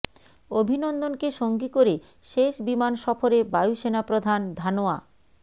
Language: Bangla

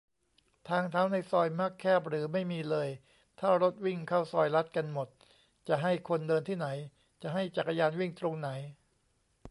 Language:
Thai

